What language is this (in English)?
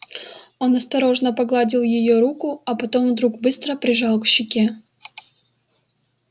Russian